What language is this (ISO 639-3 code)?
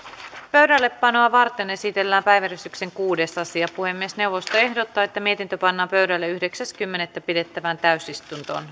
fin